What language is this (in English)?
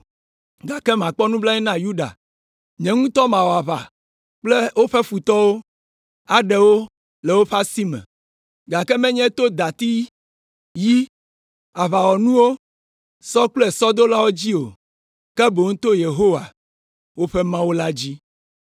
Ewe